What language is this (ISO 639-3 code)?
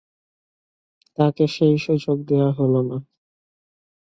ben